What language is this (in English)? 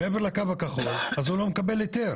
Hebrew